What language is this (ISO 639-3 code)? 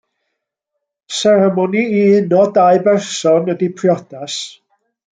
cym